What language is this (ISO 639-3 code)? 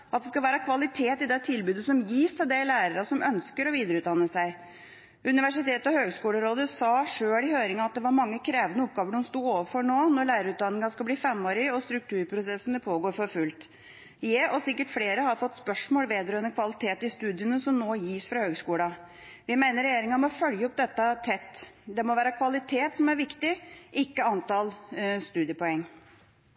nob